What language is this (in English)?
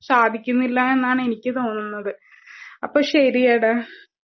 Malayalam